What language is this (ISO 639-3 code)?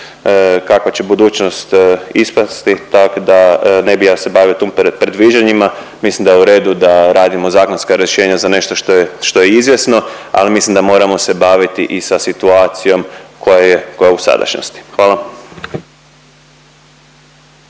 hrv